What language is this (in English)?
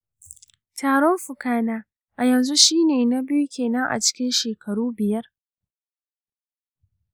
Hausa